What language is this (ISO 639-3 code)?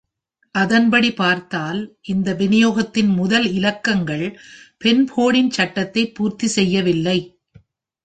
tam